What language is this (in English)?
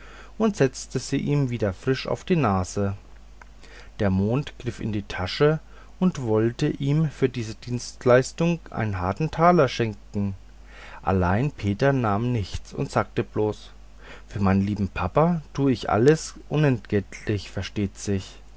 German